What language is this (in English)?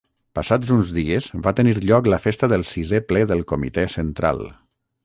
Catalan